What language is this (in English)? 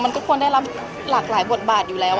Thai